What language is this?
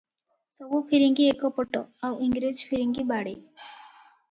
Odia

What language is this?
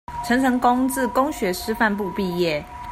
Chinese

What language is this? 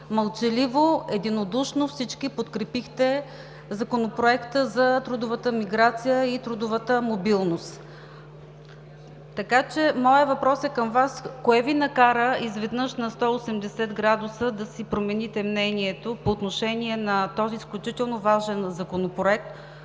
Bulgarian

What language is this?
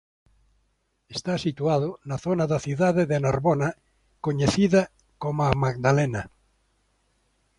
Galician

